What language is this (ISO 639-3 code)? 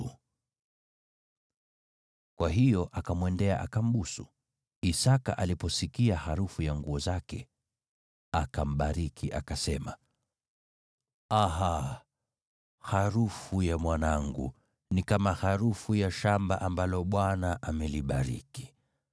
swa